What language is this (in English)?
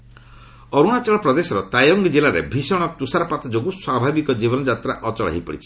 Odia